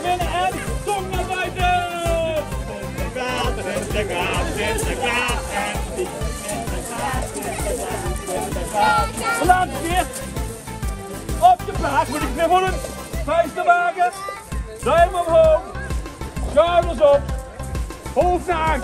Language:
Dutch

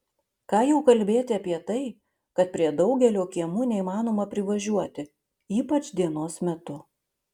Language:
Lithuanian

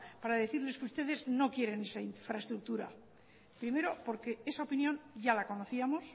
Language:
Spanish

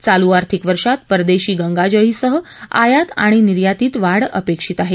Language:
Marathi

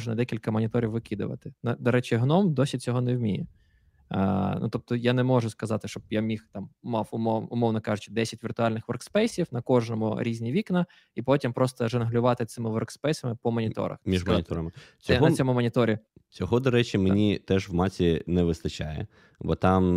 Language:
Ukrainian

